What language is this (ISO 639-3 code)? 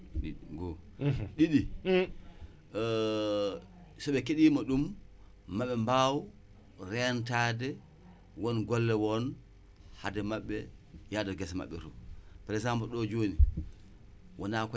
wol